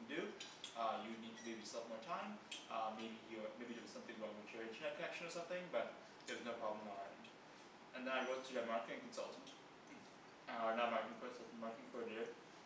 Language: English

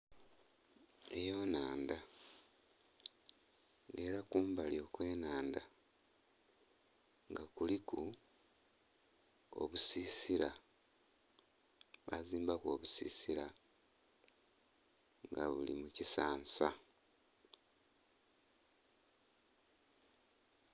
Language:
Soga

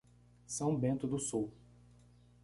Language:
Portuguese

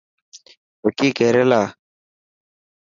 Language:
Dhatki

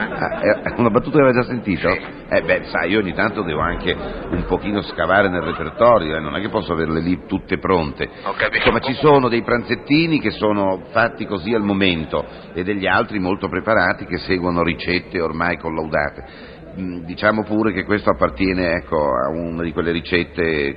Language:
Italian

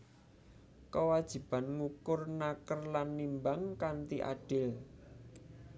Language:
Javanese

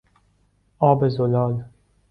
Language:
Persian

